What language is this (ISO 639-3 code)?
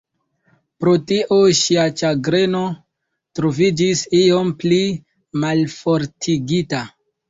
epo